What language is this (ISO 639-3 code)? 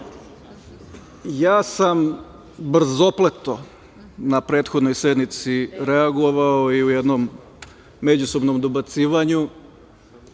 srp